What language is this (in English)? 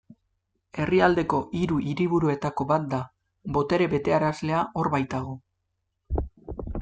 Basque